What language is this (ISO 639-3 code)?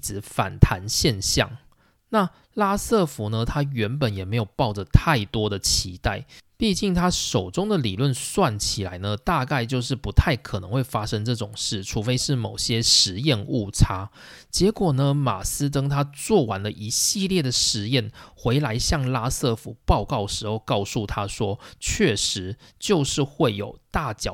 zho